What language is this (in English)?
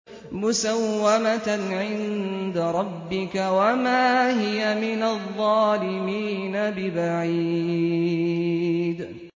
Arabic